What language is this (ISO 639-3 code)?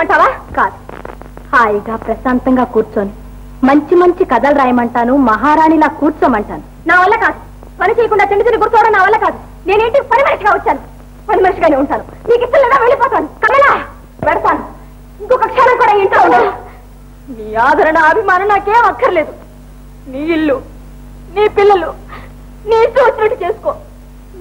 tel